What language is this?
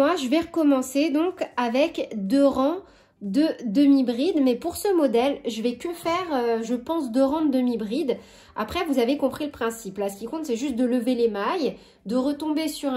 French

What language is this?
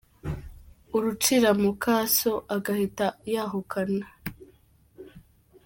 Kinyarwanda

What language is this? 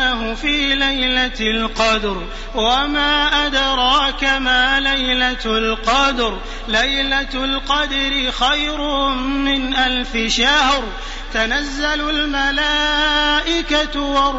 Arabic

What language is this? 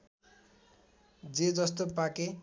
Nepali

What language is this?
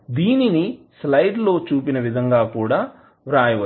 Telugu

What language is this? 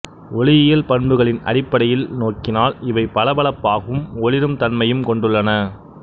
Tamil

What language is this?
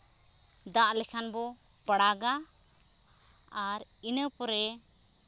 Santali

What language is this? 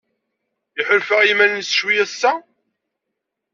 Kabyle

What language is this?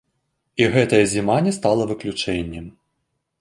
Belarusian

